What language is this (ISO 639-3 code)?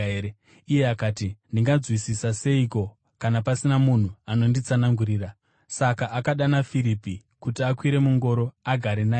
sna